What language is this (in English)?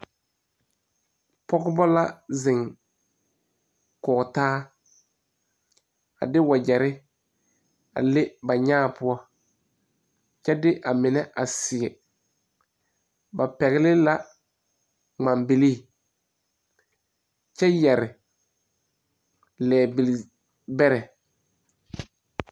Southern Dagaare